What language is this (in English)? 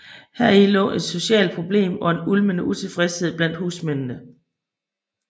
Danish